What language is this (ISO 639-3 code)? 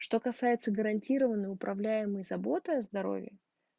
rus